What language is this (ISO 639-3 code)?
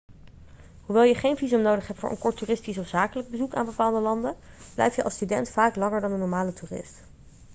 nld